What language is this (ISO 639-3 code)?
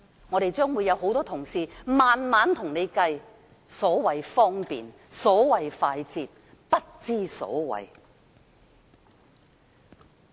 yue